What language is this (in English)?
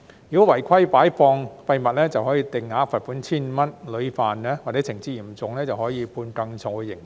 Cantonese